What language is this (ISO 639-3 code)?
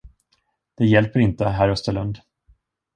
swe